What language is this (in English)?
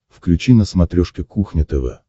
Russian